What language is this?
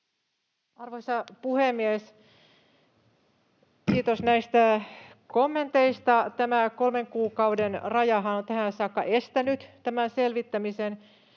Finnish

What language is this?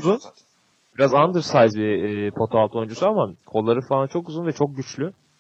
Turkish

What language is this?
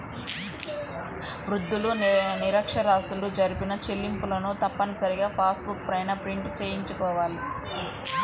Telugu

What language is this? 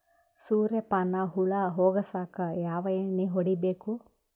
Kannada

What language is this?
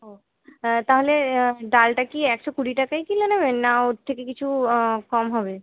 Bangla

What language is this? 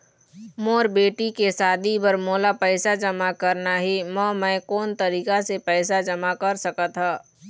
Chhattisgarhi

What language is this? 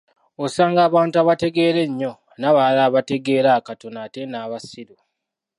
Ganda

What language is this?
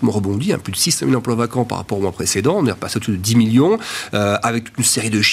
French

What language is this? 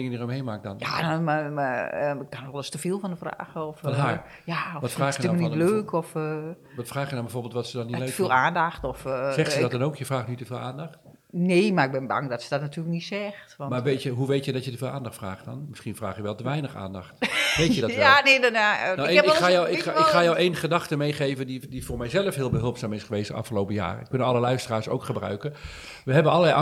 Dutch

